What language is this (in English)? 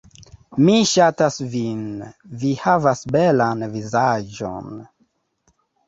Esperanto